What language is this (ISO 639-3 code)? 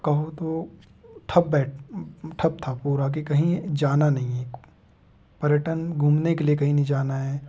hin